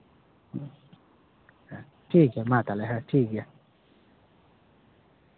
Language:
Santali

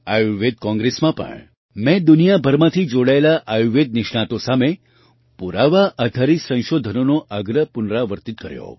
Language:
Gujarati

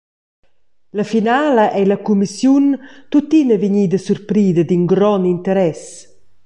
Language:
Romansh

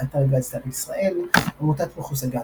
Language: Hebrew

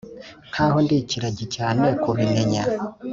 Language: Kinyarwanda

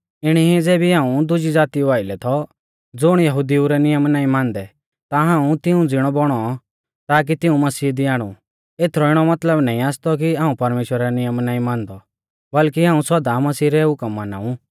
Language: Mahasu Pahari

